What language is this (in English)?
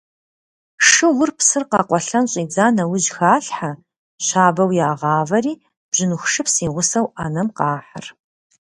Kabardian